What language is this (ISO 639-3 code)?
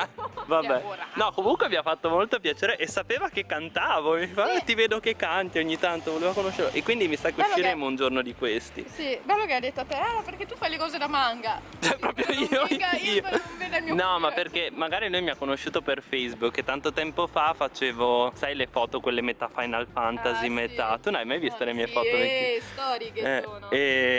ita